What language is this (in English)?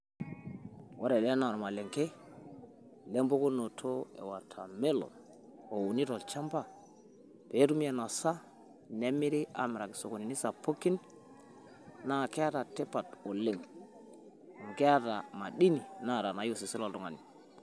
Masai